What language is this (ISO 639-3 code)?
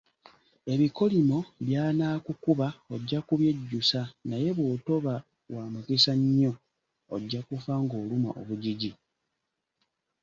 lug